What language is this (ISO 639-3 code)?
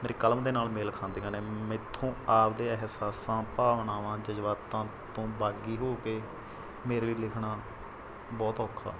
pan